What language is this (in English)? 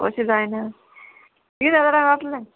Konkani